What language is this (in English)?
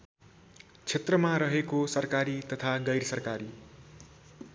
Nepali